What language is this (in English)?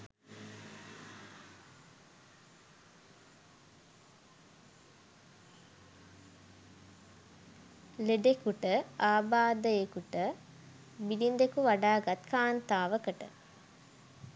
Sinhala